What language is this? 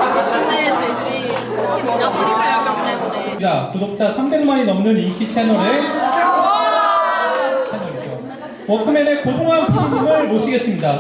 Korean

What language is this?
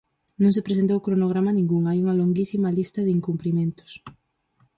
Galician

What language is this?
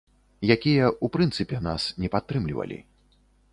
Belarusian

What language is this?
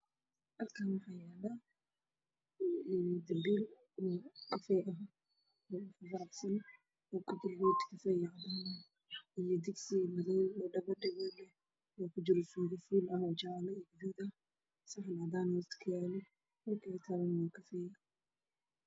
Somali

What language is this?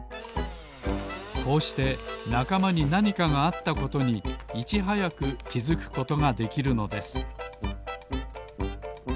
Japanese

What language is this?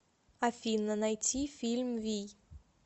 Russian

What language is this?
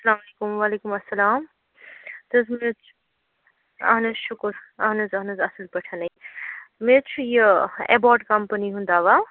Kashmiri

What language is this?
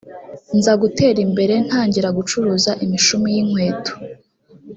Kinyarwanda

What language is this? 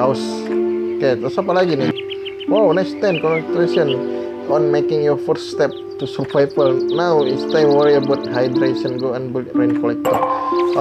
Indonesian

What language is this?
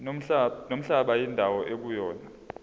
Zulu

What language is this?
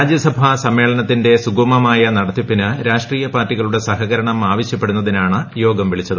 Malayalam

